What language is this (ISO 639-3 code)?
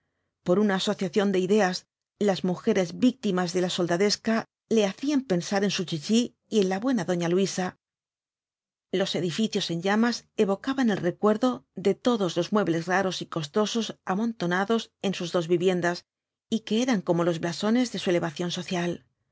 spa